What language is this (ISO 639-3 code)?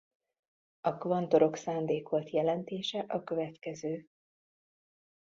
hun